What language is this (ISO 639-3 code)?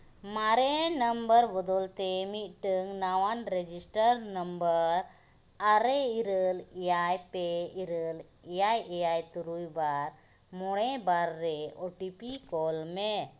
sat